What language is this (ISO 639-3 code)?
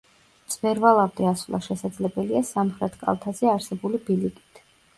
kat